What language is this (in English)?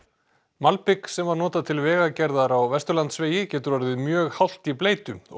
Icelandic